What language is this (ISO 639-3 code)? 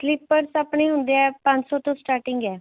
pan